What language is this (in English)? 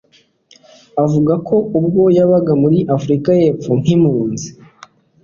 Kinyarwanda